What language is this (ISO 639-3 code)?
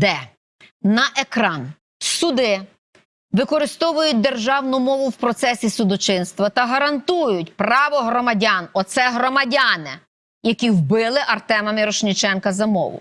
ukr